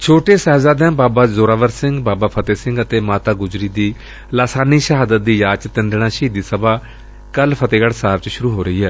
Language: Punjabi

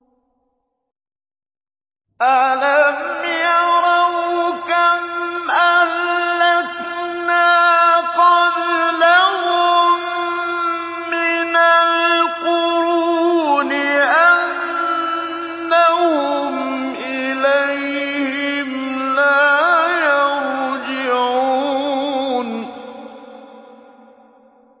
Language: Arabic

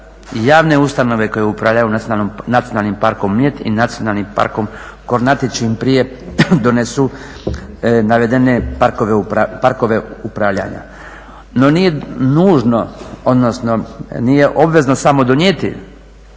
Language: Croatian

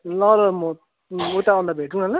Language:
Nepali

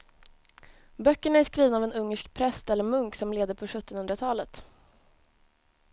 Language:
Swedish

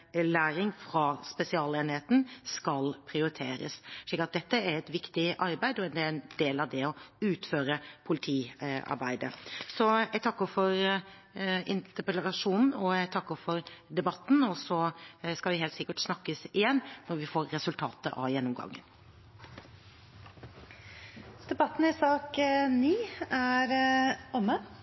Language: Norwegian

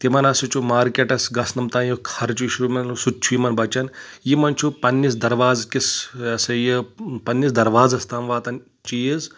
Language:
Kashmiri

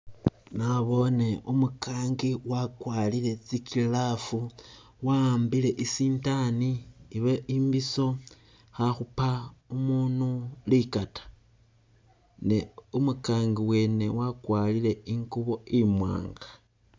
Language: Masaaba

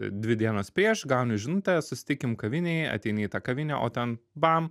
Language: Lithuanian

